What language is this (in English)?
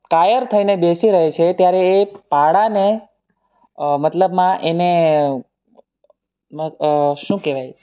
Gujarati